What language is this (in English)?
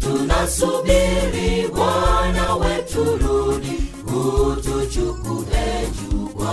Swahili